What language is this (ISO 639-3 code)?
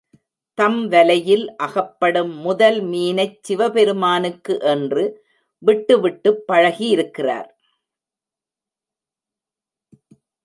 tam